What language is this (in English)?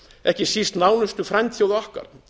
Icelandic